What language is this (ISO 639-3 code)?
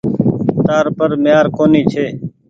gig